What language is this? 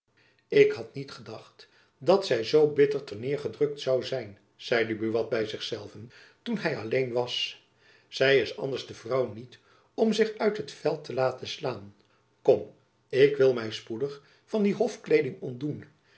Dutch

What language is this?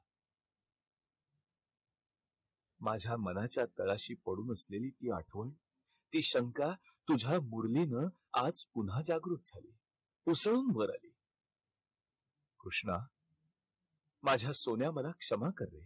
Marathi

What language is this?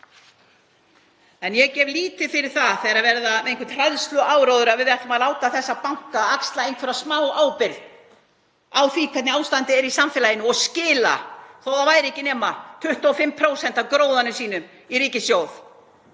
Icelandic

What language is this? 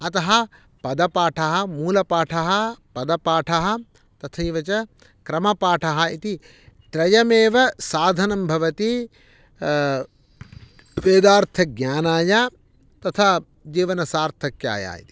Sanskrit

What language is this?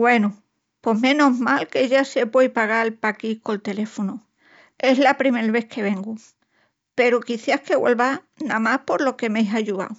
Extremaduran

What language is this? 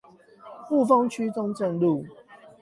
Chinese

